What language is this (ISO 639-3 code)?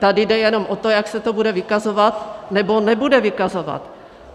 ces